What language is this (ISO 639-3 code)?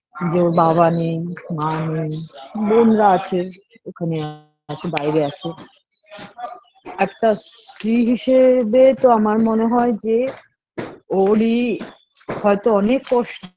ben